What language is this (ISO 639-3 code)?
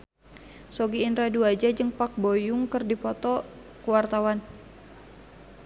sun